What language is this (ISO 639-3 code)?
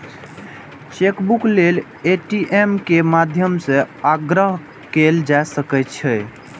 mai